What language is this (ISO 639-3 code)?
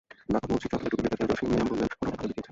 ben